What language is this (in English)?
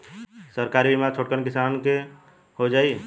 Bhojpuri